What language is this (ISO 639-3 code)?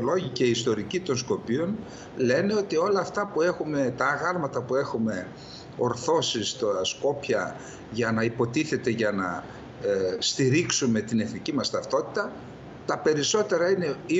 ell